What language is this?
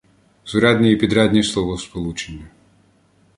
Ukrainian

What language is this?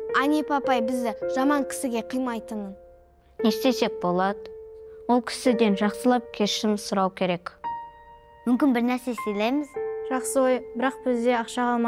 Kazakh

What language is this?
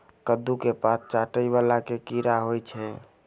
Maithili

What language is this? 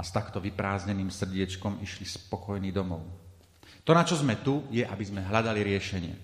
Slovak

